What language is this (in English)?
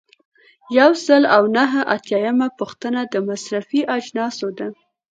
Pashto